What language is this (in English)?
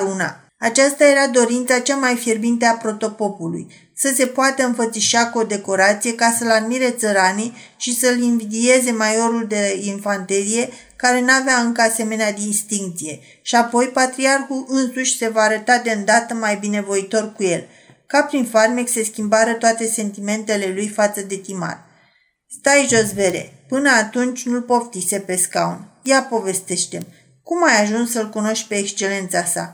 Romanian